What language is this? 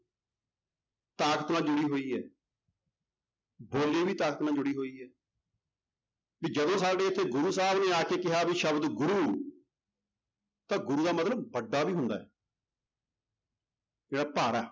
Punjabi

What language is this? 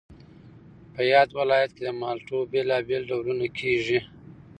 Pashto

